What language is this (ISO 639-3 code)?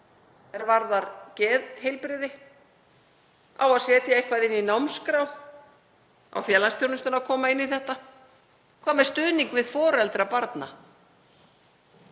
isl